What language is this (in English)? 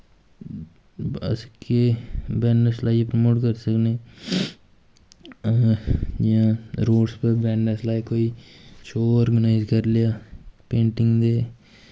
Dogri